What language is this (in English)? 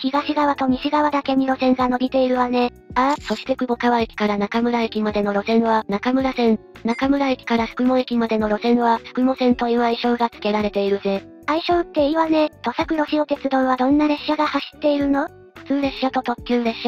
Japanese